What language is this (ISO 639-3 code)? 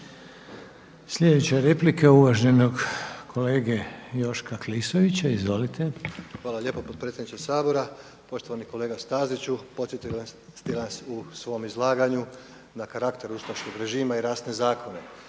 hrv